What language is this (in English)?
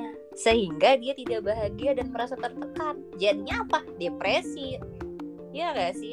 Indonesian